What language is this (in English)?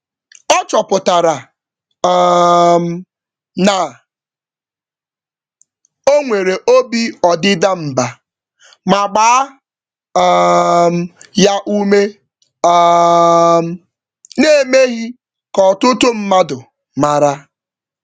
Igbo